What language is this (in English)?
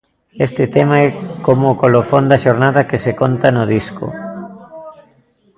Galician